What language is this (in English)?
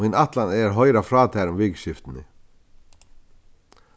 Faroese